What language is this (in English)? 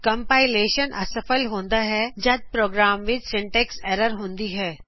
Punjabi